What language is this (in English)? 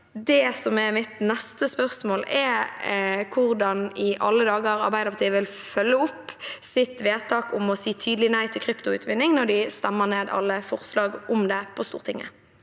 Norwegian